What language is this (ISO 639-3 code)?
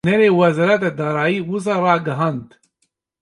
kur